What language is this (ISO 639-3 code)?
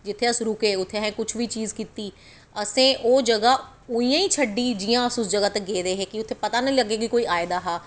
doi